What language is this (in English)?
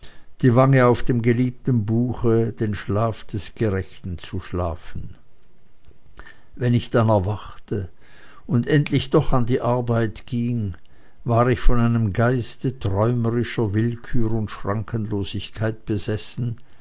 German